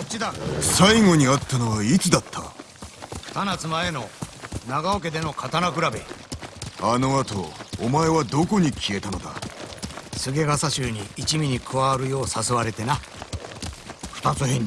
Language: Japanese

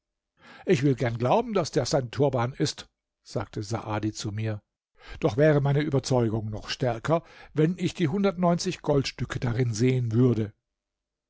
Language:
German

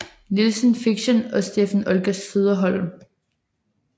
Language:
Danish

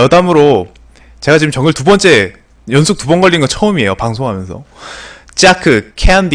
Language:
Korean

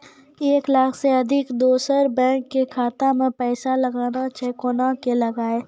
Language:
Maithili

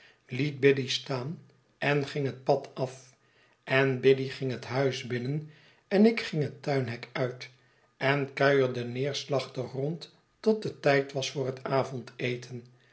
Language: Dutch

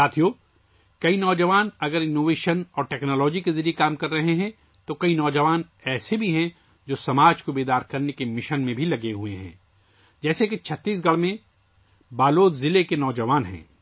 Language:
Urdu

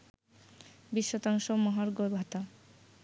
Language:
Bangla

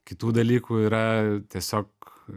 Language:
Lithuanian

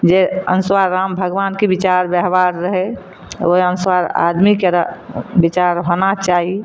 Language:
Maithili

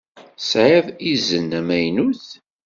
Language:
Kabyle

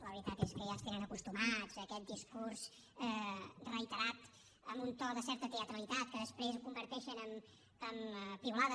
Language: Catalan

